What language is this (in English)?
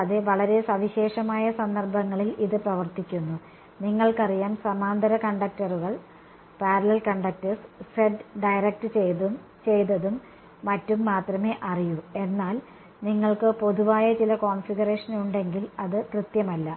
Malayalam